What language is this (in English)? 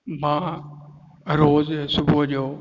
Sindhi